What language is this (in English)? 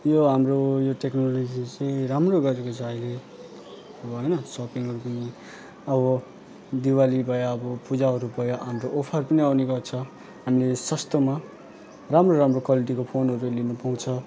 Nepali